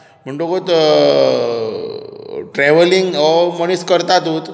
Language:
Konkani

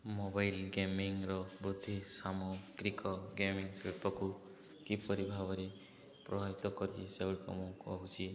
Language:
Odia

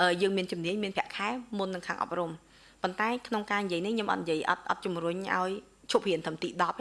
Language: Vietnamese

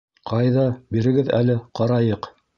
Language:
Bashkir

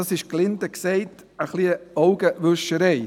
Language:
Swiss German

